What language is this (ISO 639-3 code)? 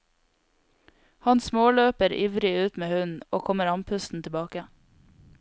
nor